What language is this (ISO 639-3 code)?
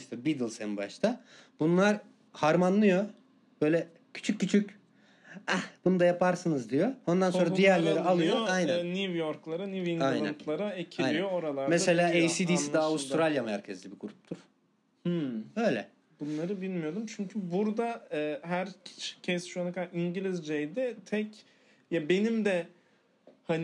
tur